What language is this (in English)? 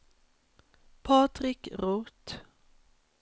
Swedish